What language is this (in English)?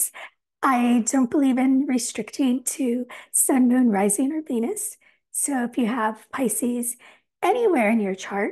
English